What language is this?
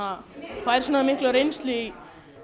Icelandic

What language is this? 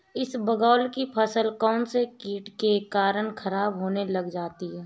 Hindi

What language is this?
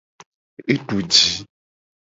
Gen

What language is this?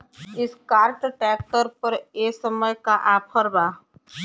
Bhojpuri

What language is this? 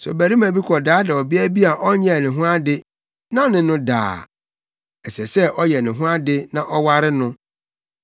Akan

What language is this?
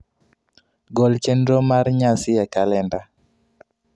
Luo (Kenya and Tanzania)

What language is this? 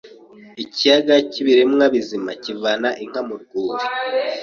Kinyarwanda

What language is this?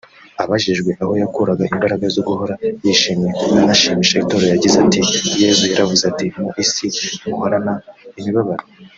Kinyarwanda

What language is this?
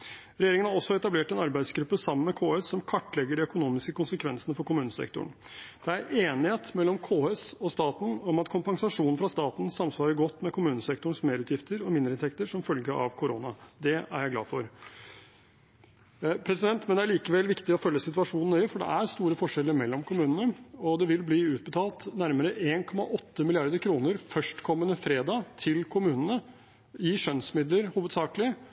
Norwegian Bokmål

